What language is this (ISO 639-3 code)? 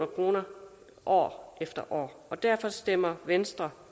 dan